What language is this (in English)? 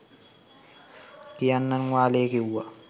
Sinhala